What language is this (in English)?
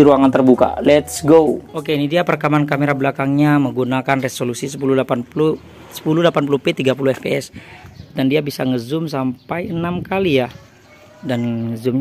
Indonesian